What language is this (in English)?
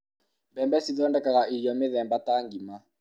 Kikuyu